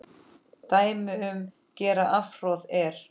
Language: Icelandic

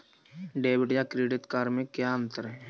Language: Hindi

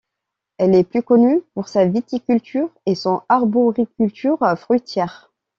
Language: French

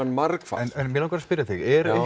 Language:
Icelandic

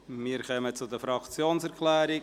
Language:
Swiss German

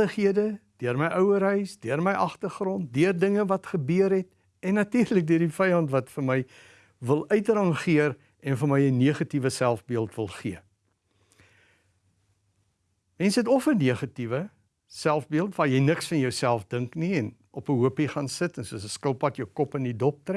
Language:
Dutch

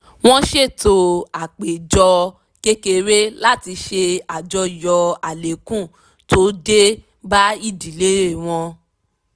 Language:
Yoruba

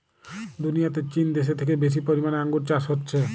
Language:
Bangla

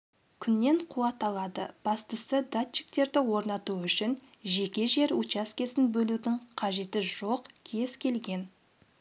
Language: Kazakh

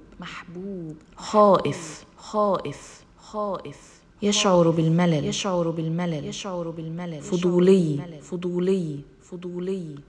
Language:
Arabic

